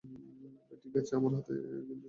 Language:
Bangla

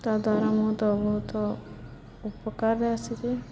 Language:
Odia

